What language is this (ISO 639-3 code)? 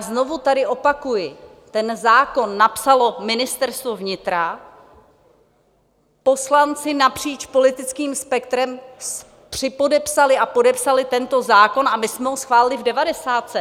ces